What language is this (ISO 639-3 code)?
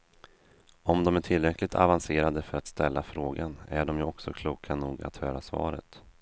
swe